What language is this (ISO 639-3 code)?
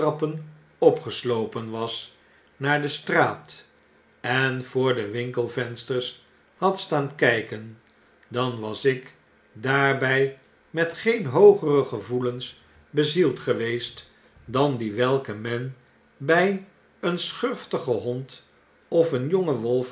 nld